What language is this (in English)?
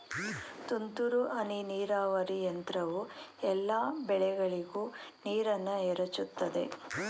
Kannada